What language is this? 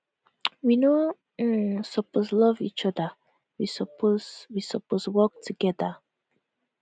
Nigerian Pidgin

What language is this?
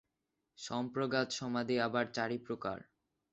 Bangla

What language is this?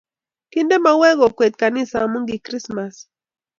Kalenjin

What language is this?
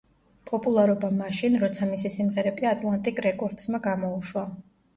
Georgian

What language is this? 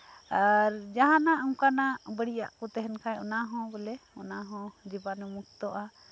Santali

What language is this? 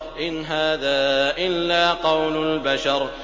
Arabic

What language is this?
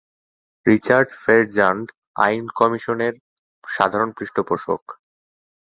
Bangla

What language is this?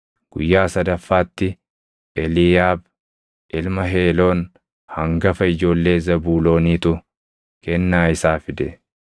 Oromo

